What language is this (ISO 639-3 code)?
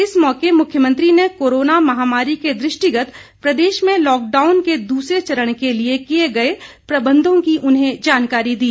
hin